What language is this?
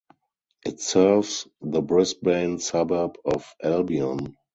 English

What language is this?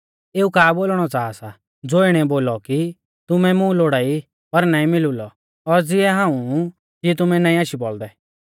Mahasu Pahari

